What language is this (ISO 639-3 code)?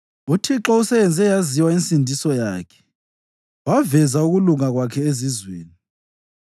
nde